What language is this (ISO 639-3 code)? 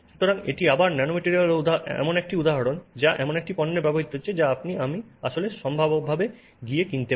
ben